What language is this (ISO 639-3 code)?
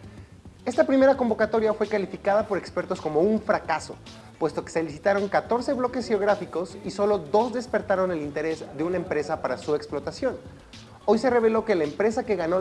spa